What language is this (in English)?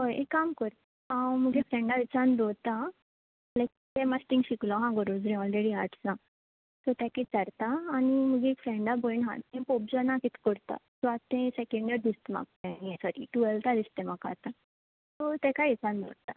Konkani